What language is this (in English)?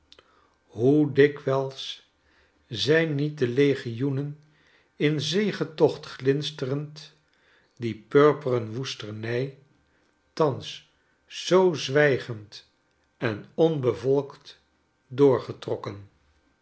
Dutch